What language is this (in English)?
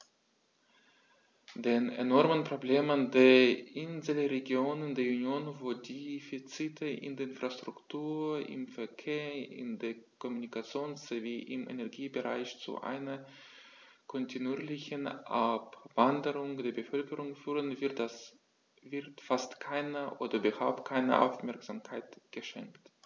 German